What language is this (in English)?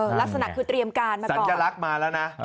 Thai